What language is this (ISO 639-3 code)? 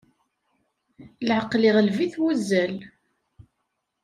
kab